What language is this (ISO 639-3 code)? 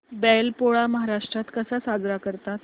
mar